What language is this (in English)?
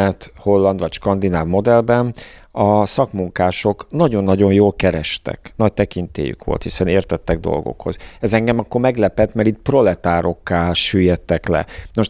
Hungarian